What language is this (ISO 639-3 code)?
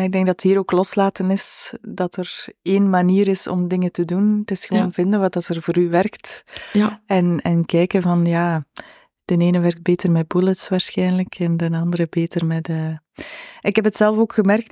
nld